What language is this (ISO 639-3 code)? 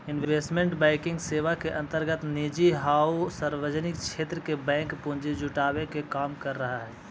mag